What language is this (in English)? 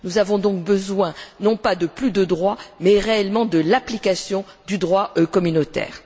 French